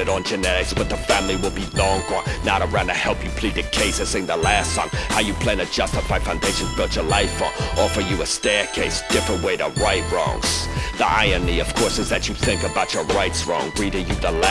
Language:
English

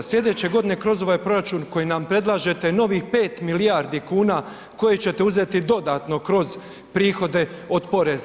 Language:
Croatian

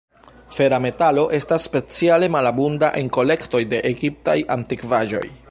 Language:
Esperanto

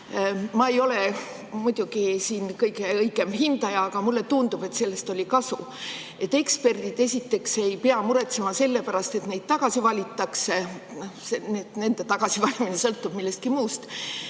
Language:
Estonian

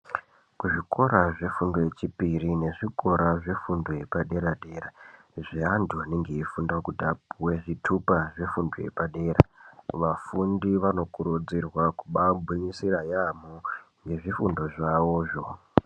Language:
Ndau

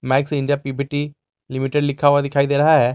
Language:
Hindi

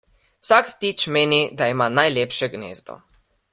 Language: Slovenian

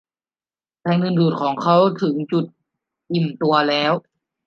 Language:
Thai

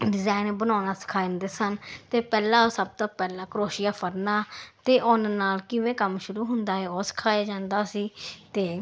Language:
Punjabi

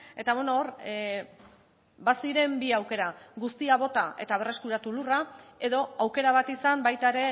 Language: Basque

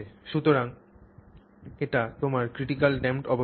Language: Bangla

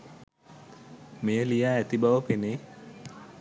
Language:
Sinhala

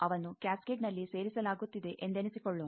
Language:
Kannada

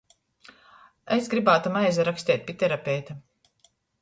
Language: Latgalian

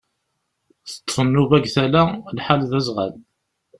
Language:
Kabyle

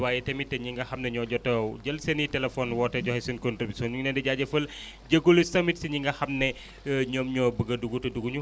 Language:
Wolof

